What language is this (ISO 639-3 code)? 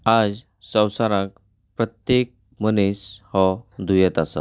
kok